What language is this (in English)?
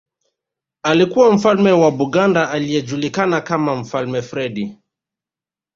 Swahili